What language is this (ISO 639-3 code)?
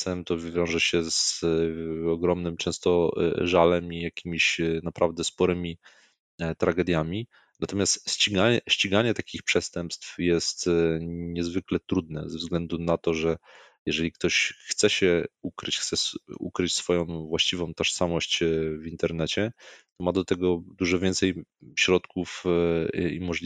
pol